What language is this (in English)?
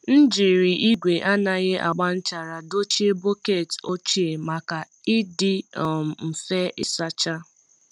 Igbo